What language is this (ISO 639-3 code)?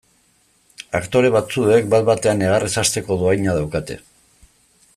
eus